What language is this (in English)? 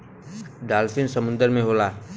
Bhojpuri